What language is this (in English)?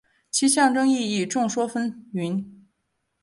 Chinese